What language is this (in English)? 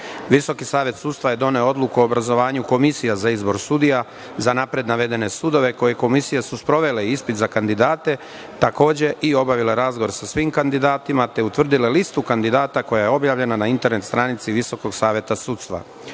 Serbian